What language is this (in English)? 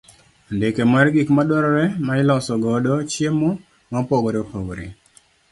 Luo (Kenya and Tanzania)